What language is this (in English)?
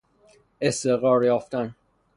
Persian